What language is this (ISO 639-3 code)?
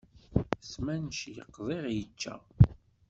kab